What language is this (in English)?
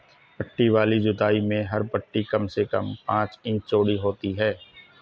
Hindi